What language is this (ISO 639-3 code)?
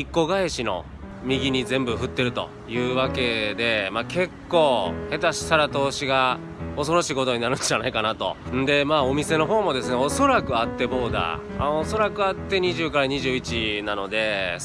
jpn